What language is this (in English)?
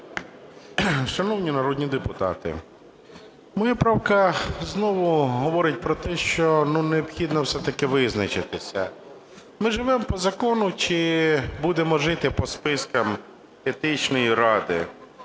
Ukrainian